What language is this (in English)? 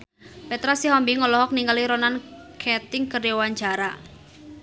Sundanese